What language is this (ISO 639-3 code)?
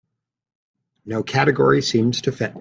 eng